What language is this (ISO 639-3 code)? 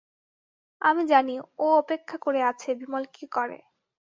ben